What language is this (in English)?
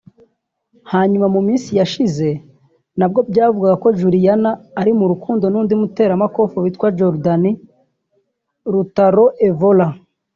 Kinyarwanda